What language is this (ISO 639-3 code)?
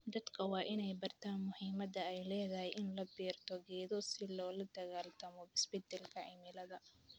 som